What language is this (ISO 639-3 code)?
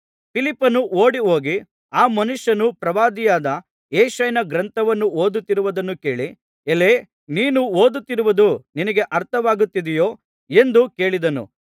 kan